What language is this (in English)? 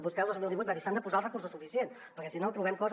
Catalan